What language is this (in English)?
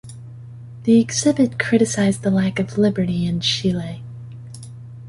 English